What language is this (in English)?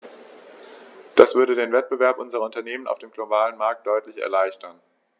German